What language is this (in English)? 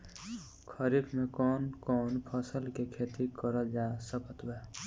Bhojpuri